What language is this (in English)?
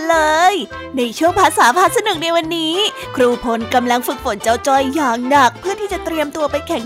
Thai